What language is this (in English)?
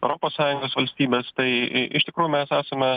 Lithuanian